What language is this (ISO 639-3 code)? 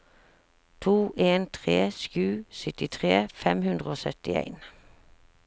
nor